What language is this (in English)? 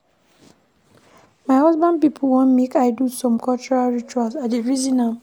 Nigerian Pidgin